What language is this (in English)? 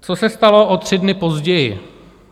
Czech